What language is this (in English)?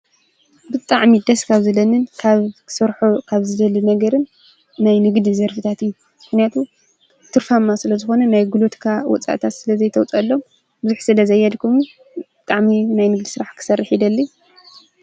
Tigrinya